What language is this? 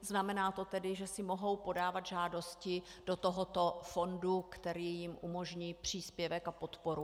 Czech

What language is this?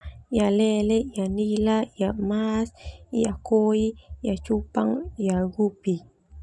Termanu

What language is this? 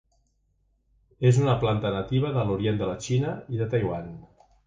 Catalan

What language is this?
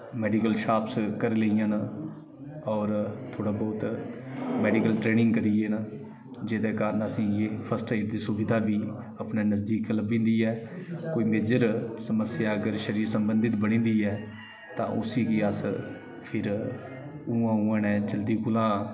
Dogri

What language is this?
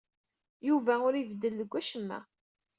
Kabyle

